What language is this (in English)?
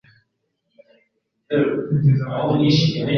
Kinyarwanda